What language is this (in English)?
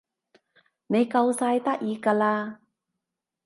Cantonese